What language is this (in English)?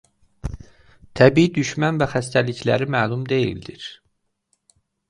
Azerbaijani